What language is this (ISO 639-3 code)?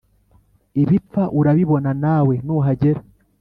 kin